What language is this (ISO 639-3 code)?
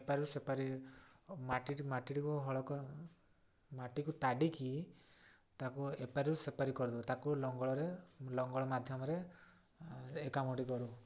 ori